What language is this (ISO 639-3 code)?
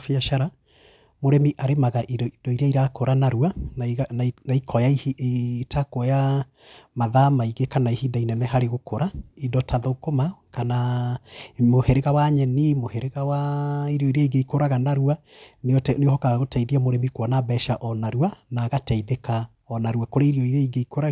kik